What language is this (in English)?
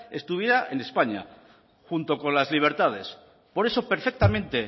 Spanish